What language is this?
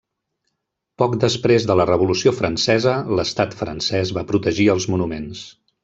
Catalan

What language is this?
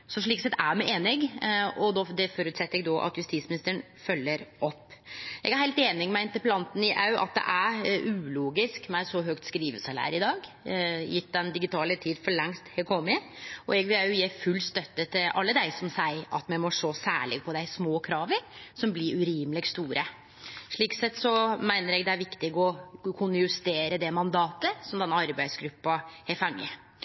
Norwegian Nynorsk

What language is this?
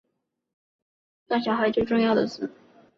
Chinese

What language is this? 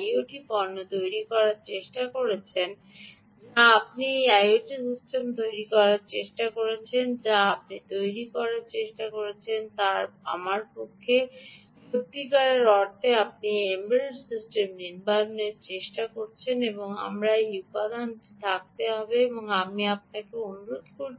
Bangla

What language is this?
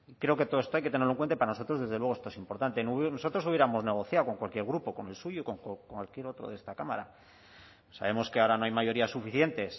Spanish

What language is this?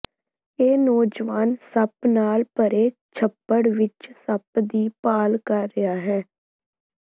Punjabi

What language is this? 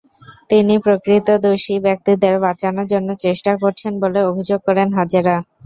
Bangla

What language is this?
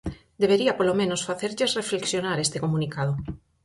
Galician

